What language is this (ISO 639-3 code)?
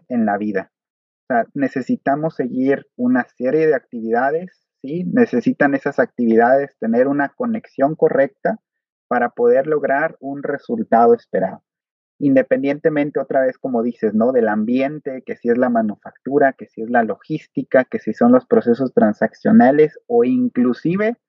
spa